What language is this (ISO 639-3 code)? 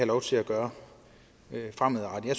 dan